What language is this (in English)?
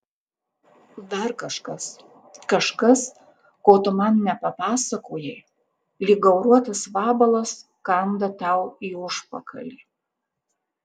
Lithuanian